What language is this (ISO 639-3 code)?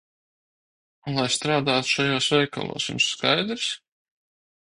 lav